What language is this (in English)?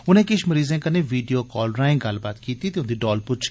Dogri